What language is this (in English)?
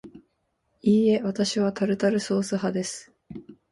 Japanese